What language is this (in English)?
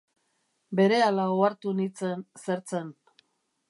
Basque